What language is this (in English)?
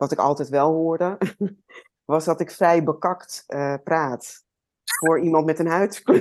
Dutch